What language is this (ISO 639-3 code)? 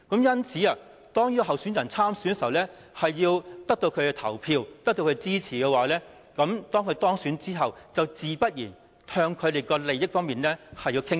yue